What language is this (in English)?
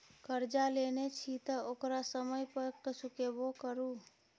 Maithili